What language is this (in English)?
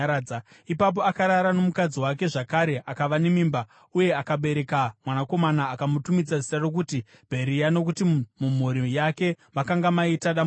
Shona